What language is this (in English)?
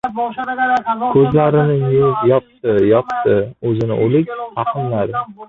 Uzbek